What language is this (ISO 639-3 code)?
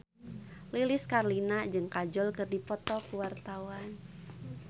sun